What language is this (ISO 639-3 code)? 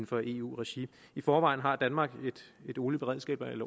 dan